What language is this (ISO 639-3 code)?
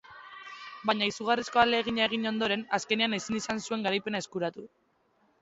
eus